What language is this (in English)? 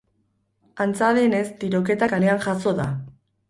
Basque